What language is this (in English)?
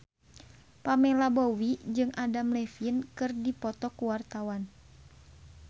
Sundanese